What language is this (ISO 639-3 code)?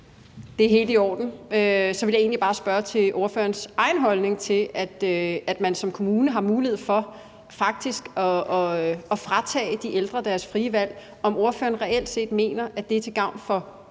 dan